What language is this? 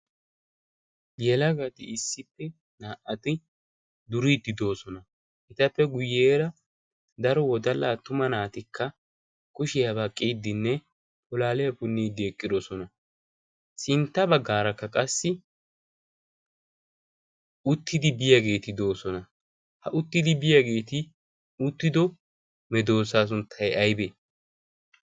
Wolaytta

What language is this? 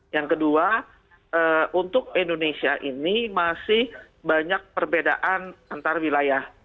Indonesian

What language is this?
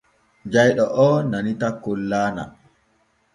Borgu Fulfulde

